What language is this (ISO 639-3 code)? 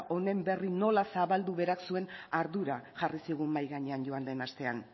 eus